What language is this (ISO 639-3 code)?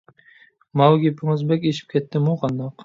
uig